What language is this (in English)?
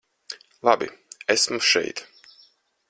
Latvian